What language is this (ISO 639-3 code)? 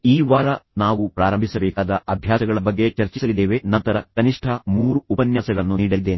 kan